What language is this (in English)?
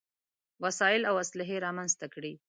Pashto